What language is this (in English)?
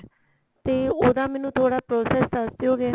Punjabi